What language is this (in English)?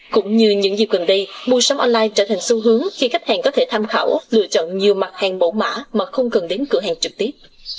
Vietnamese